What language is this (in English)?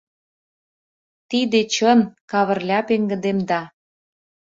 Mari